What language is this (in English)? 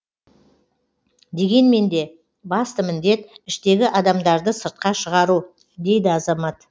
Kazakh